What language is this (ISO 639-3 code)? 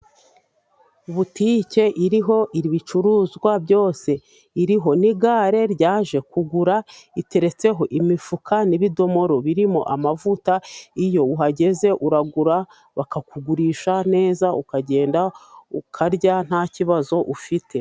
kin